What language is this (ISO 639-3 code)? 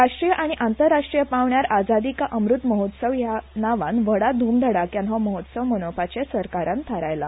kok